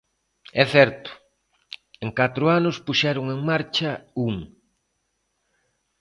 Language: Galician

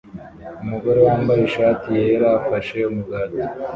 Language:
Kinyarwanda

